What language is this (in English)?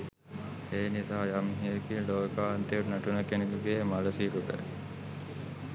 Sinhala